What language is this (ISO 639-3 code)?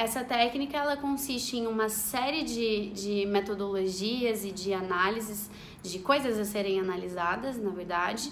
por